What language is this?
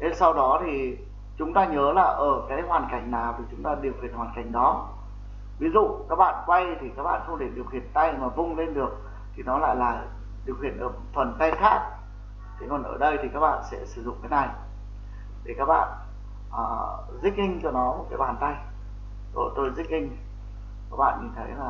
Vietnamese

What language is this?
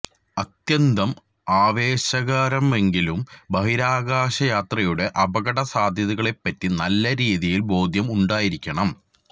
Malayalam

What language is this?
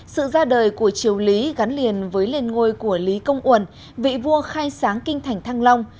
Vietnamese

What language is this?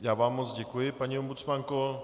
Czech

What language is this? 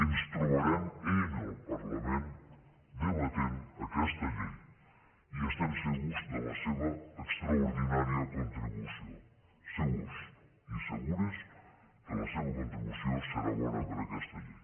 Catalan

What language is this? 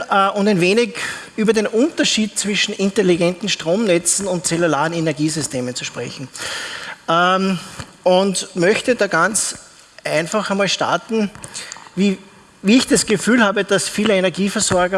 German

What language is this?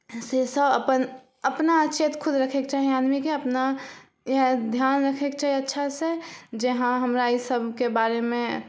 Maithili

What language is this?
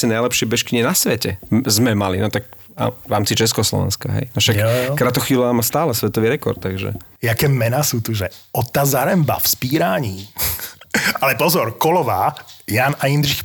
Slovak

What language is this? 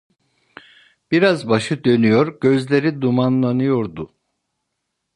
Turkish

